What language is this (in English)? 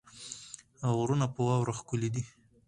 Pashto